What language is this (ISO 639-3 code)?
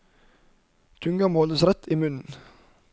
nor